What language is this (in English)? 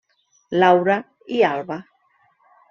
Catalan